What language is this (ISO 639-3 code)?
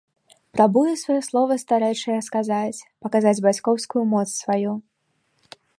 bel